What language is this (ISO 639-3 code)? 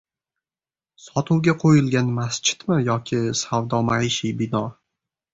uzb